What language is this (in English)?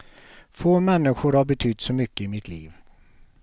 Swedish